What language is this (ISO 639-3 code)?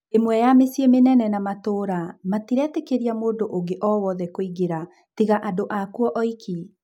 kik